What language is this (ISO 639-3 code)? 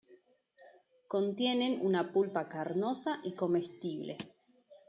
spa